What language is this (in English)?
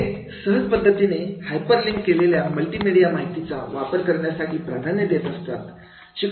Marathi